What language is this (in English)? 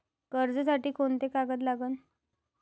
Marathi